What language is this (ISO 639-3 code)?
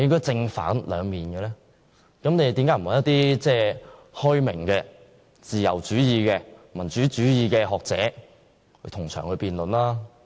yue